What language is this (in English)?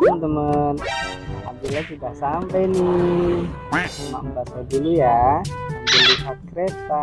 Indonesian